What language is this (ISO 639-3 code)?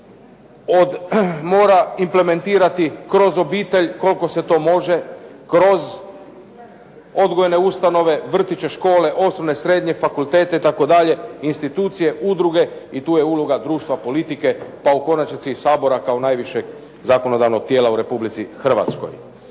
hrv